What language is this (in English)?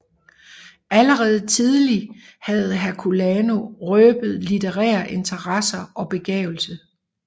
Danish